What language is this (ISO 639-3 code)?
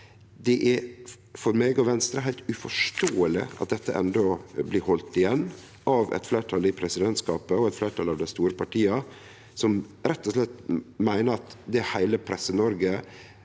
nor